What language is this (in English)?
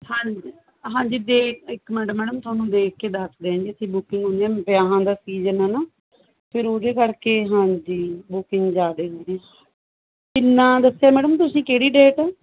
Punjabi